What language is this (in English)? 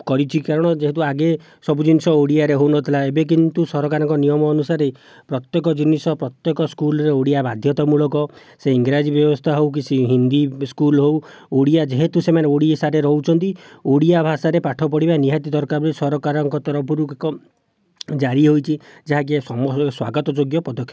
Odia